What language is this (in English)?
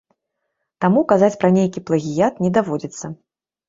Belarusian